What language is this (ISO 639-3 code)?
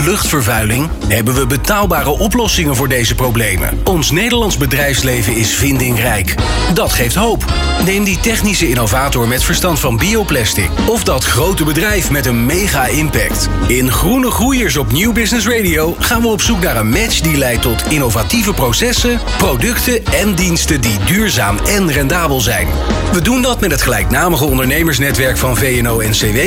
nld